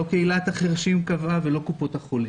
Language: Hebrew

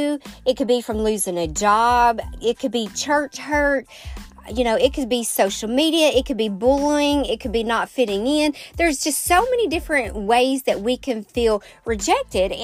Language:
English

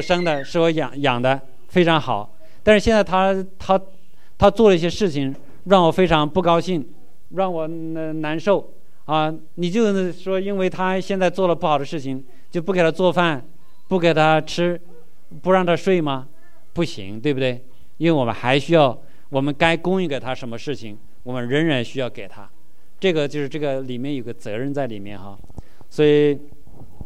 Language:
Chinese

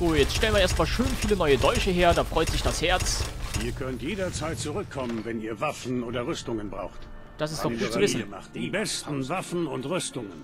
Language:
German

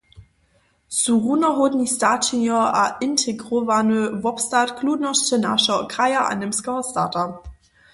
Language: Upper Sorbian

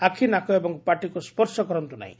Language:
Odia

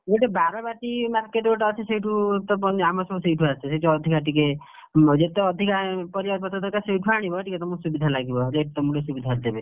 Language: Odia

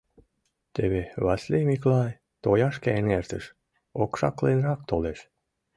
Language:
Mari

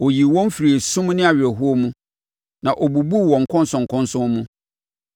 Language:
Akan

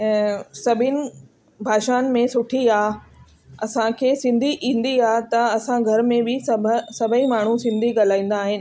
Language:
Sindhi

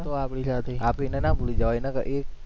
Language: Gujarati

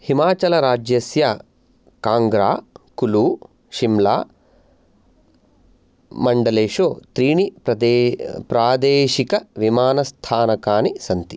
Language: Sanskrit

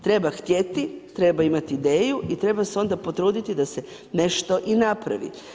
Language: Croatian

